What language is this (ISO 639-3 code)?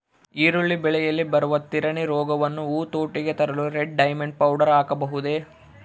kan